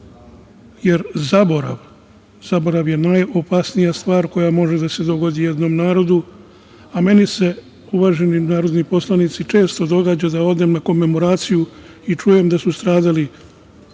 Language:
Serbian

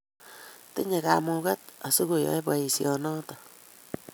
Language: Kalenjin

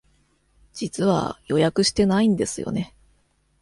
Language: Japanese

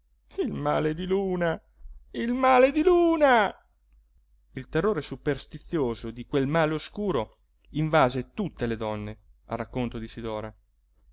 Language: Italian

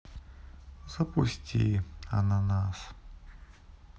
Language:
Russian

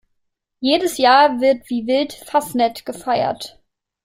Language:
German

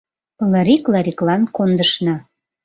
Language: Mari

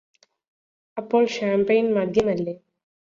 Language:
Malayalam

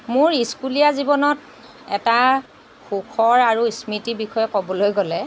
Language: Assamese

